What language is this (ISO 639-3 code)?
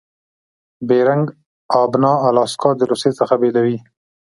pus